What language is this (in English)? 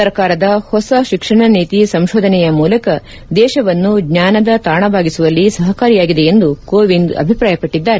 Kannada